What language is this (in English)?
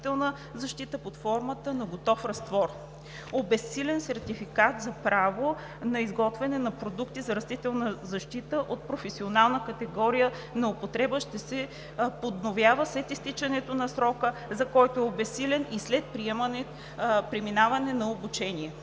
Bulgarian